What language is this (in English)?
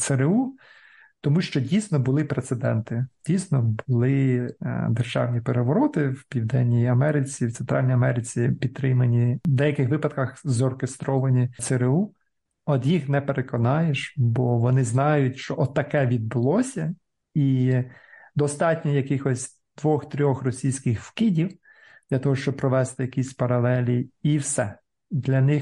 Ukrainian